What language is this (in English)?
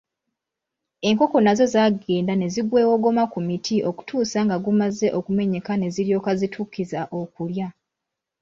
Ganda